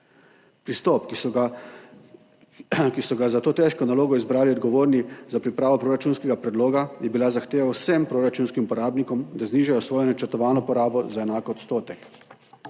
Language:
Slovenian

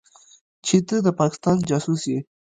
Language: Pashto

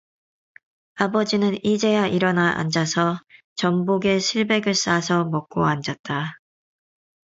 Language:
Korean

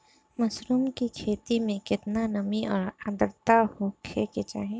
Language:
Bhojpuri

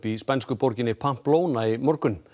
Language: Icelandic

